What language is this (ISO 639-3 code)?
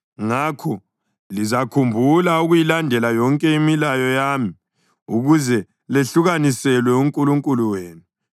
nde